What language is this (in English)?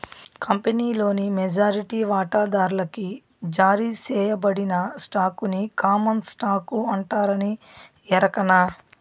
Telugu